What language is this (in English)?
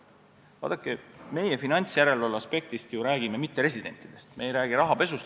Estonian